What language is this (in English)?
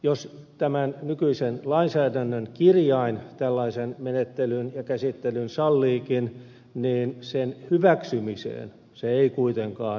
Finnish